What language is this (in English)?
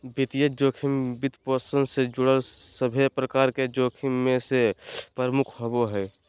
Magahi